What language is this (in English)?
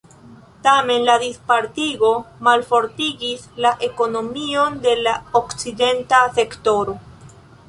Esperanto